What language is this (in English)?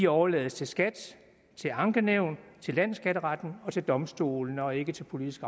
Danish